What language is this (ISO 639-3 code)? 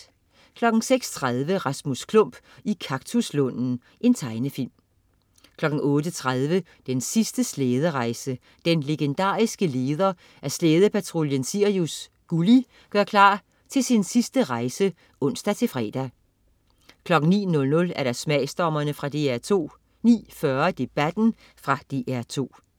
dan